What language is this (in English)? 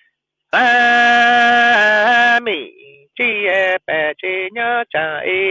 Vietnamese